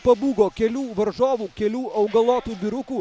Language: Lithuanian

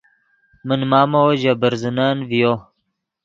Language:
Yidgha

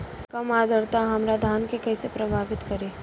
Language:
Bhojpuri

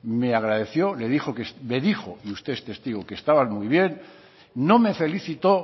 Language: Spanish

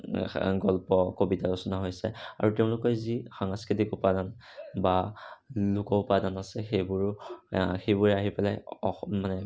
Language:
Assamese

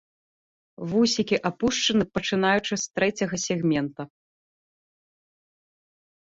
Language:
Belarusian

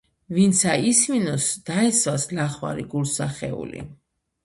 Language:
Georgian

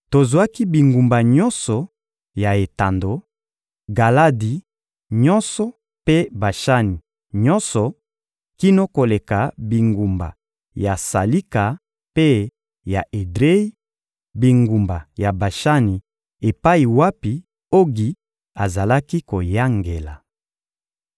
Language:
Lingala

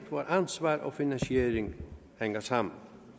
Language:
Danish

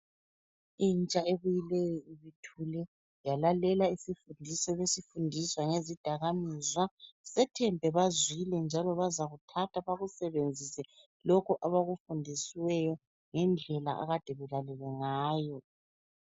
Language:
North Ndebele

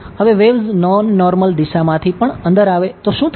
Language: Gujarati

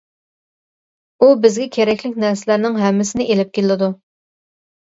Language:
Uyghur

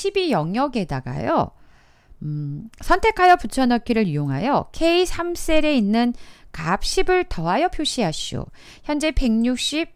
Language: Korean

